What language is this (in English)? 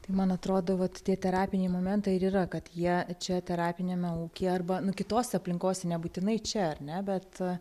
Lithuanian